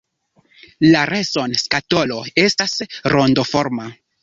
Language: Esperanto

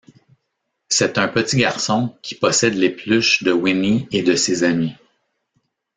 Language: French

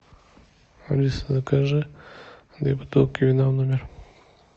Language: Russian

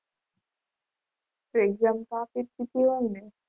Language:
Gujarati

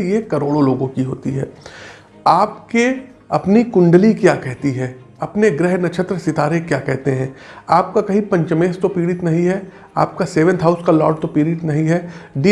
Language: Hindi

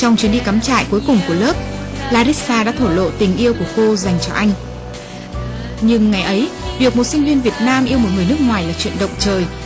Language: Vietnamese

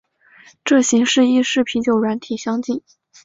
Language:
Chinese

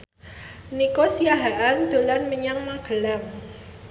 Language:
Javanese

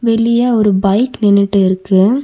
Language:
Tamil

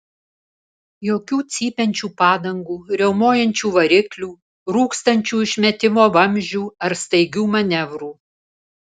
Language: Lithuanian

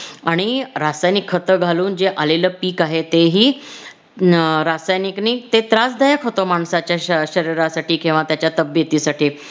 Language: Marathi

